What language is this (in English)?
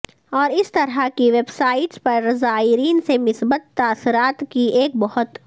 Urdu